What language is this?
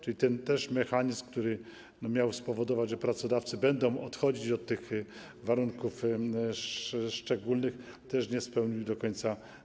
Polish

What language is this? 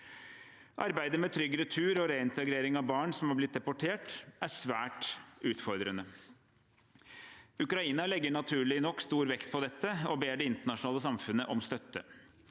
Norwegian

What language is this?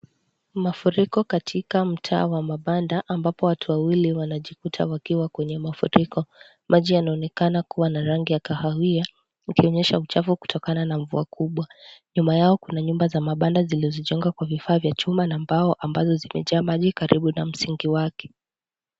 Swahili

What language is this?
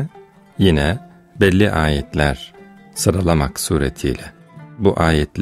Turkish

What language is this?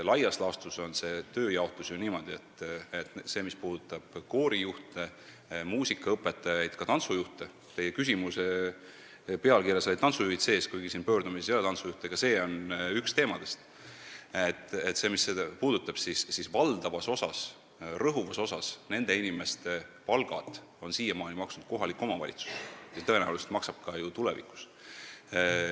Estonian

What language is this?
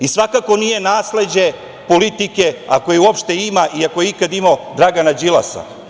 Serbian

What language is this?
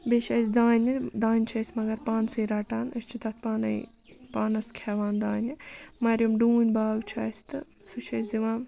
Kashmiri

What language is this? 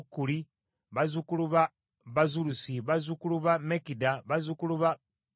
Ganda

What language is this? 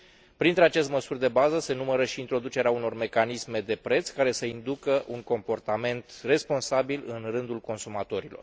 Romanian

